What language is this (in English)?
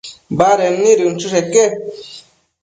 Matsés